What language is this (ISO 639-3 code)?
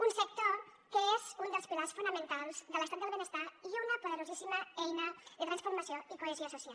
cat